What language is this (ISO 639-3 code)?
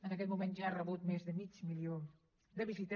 cat